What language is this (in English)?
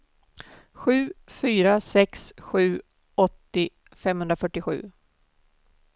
Swedish